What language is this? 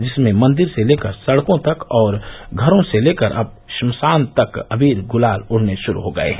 Hindi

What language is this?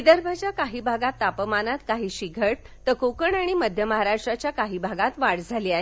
Marathi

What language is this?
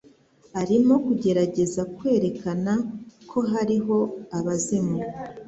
Kinyarwanda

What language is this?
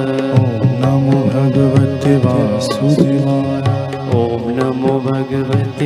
Hindi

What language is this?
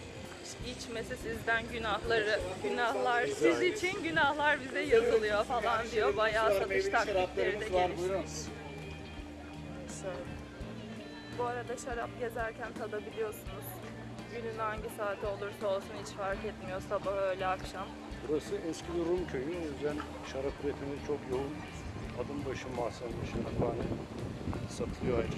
Turkish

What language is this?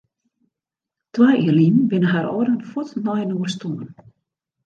Western Frisian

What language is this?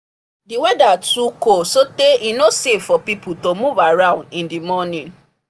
Nigerian Pidgin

